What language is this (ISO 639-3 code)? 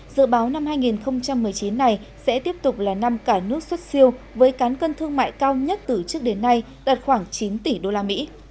vie